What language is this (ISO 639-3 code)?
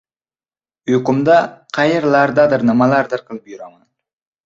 uzb